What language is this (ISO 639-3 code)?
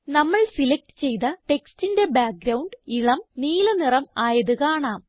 mal